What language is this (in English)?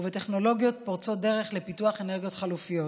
Hebrew